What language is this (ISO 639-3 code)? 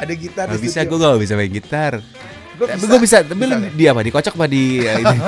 ind